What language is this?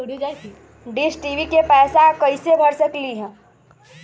Magahi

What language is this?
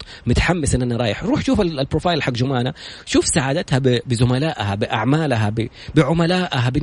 Arabic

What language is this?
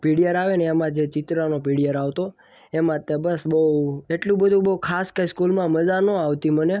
Gujarati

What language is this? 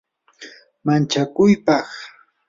Yanahuanca Pasco Quechua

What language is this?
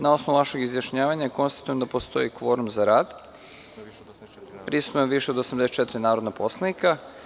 Serbian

